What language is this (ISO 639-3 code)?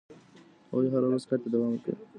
pus